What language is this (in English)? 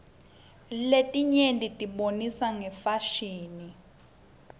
Swati